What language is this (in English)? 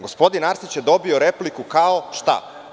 Serbian